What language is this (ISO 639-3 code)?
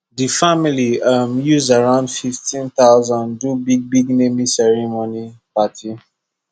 pcm